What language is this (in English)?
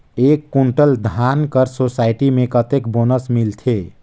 Chhattisgarhi